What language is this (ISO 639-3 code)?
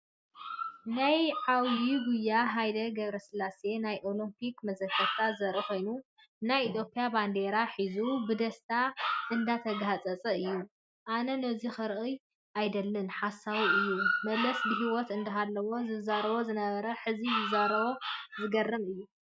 tir